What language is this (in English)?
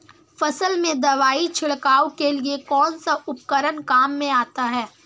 Hindi